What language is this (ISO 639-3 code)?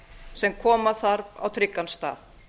isl